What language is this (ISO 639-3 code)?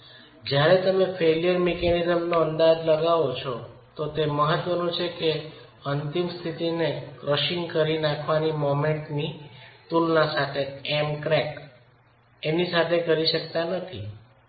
guj